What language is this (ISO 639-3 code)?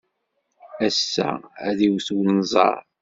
kab